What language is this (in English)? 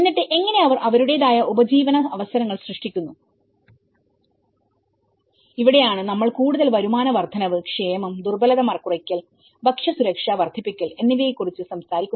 Malayalam